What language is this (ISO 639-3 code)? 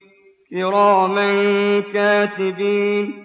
ara